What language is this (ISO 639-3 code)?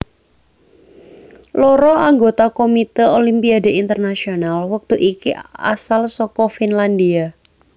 jav